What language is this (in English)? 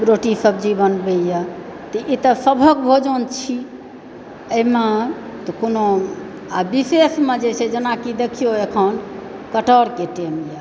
Maithili